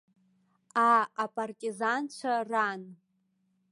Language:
Abkhazian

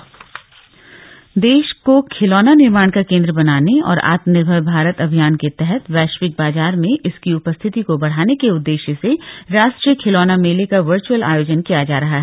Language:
Hindi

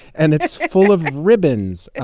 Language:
English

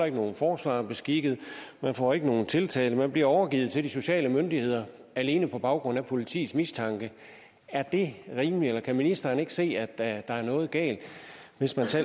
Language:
Danish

